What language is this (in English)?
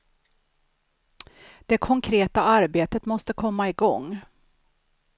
Swedish